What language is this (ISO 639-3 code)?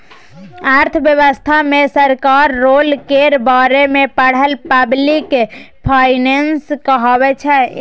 mai